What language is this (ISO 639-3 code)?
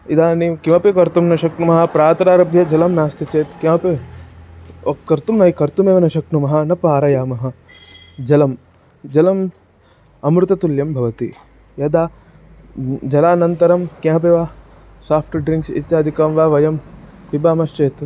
san